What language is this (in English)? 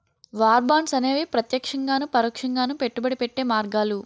Telugu